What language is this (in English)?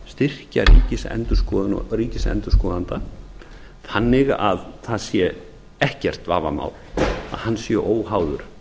Icelandic